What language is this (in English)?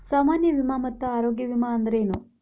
Kannada